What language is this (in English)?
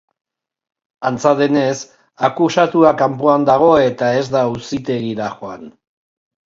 Basque